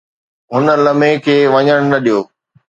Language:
Sindhi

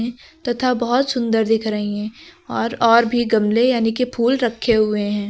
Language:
Hindi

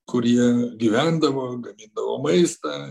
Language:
Lithuanian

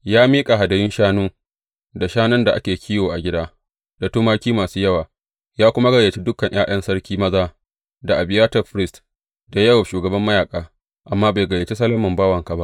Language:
Hausa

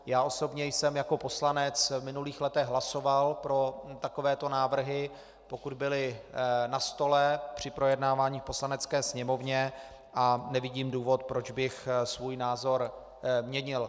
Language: Czech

